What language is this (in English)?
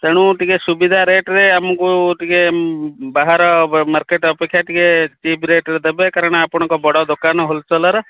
Odia